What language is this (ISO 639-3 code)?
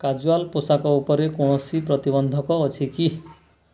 ori